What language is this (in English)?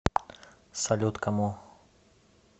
Russian